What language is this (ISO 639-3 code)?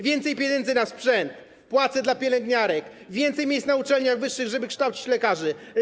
pol